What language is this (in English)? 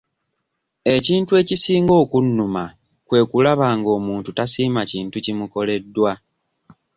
Ganda